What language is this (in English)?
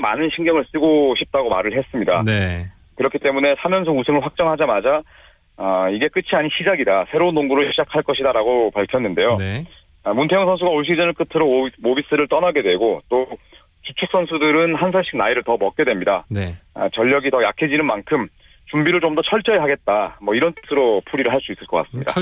Korean